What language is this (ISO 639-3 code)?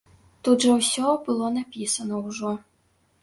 bel